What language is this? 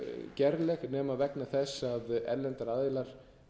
Icelandic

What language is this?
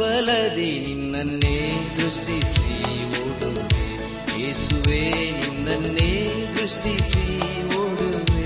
Kannada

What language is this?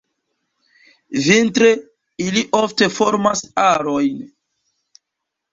Esperanto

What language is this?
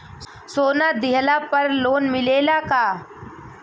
Bhojpuri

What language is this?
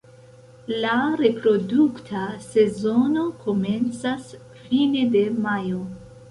Esperanto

